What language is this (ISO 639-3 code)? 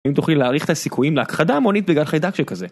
heb